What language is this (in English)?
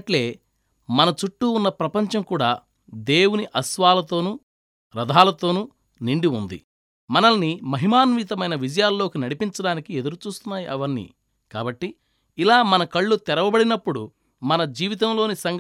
Telugu